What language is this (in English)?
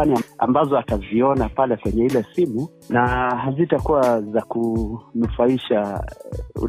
Swahili